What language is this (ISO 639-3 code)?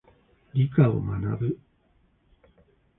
jpn